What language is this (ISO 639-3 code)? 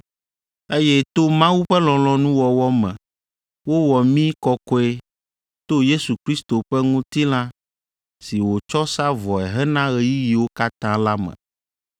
ewe